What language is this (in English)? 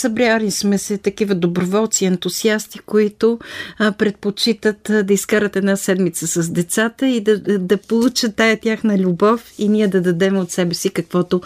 Bulgarian